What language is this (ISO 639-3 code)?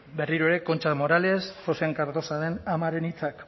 eus